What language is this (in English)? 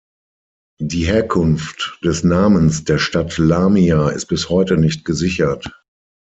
German